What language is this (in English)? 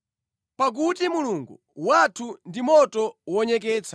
Nyanja